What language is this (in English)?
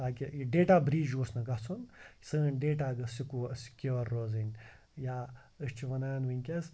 Kashmiri